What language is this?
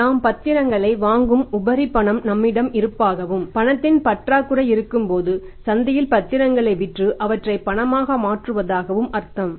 Tamil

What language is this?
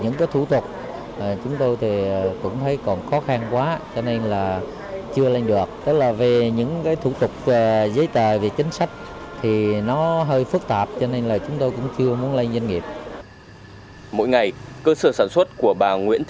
Vietnamese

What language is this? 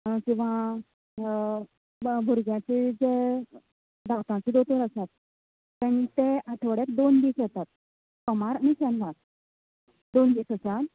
Konkani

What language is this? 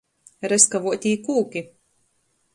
Latgalian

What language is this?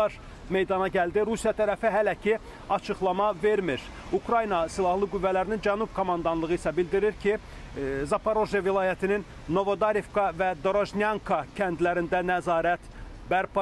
Turkish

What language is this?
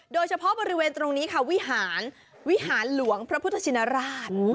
Thai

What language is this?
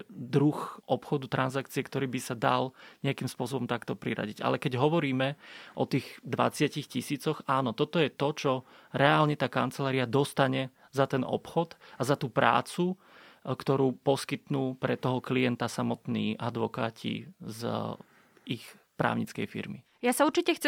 Slovak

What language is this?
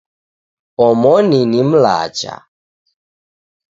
Taita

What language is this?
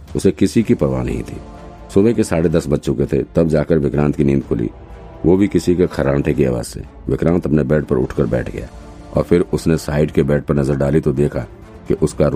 Hindi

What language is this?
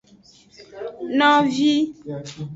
Aja (Benin)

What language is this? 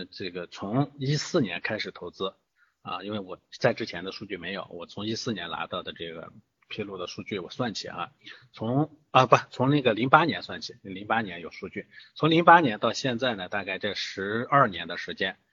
Chinese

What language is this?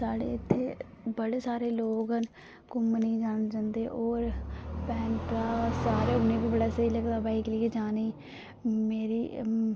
Dogri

